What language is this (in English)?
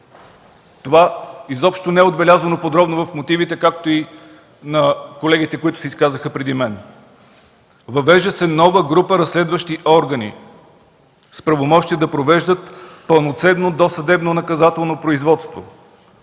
Bulgarian